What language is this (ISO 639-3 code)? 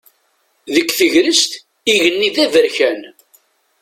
kab